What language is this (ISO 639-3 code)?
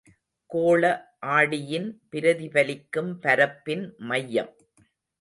tam